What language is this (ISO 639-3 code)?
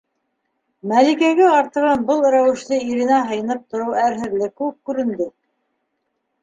bak